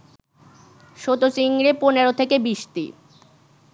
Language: Bangla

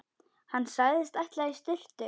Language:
Icelandic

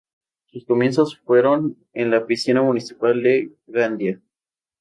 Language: Spanish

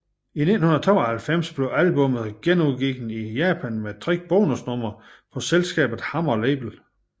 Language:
Danish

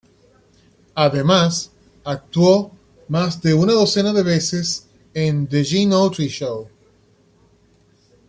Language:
Spanish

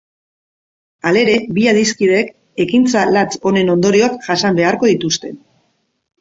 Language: Basque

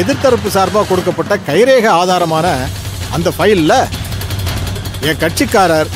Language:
Tamil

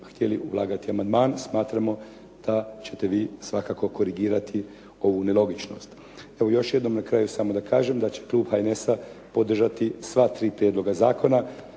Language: Croatian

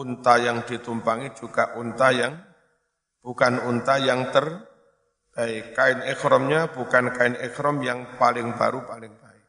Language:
Indonesian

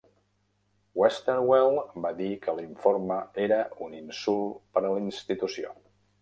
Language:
Catalan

